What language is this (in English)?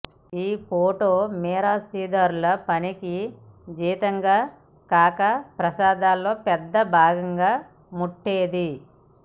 Telugu